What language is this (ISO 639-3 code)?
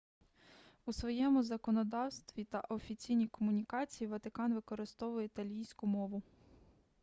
ukr